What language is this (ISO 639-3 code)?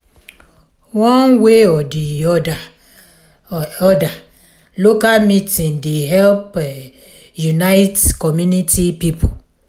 pcm